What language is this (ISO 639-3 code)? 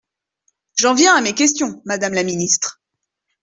fra